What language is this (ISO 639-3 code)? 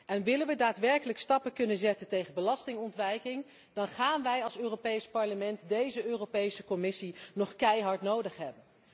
nld